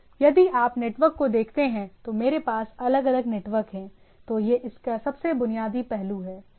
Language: Hindi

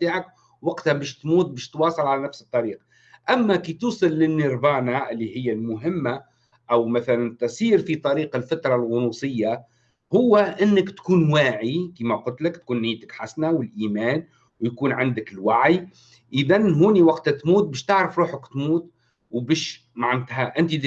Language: Arabic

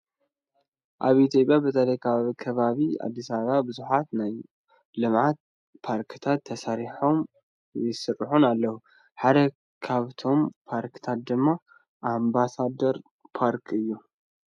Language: Tigrinya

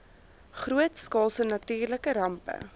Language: Afrikaans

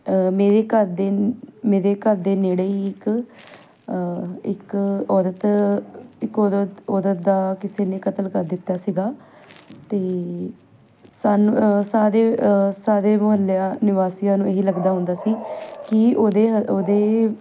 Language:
Punjabi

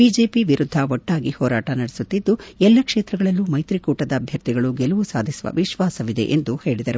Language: Kannada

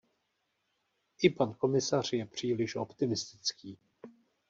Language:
Czech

